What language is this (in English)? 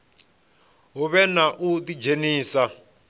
Venda